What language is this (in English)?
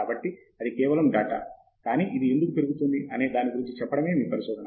Telugu